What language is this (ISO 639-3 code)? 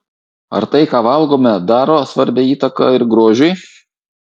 lit